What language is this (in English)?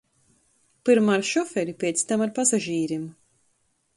Latgalian